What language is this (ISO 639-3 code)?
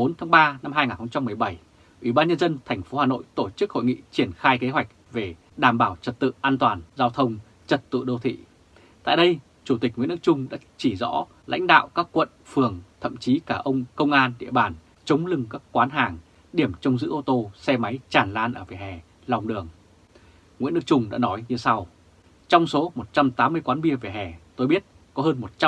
vie